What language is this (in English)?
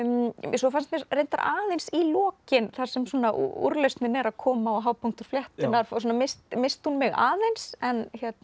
Icelandic